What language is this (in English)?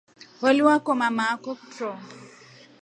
Rombo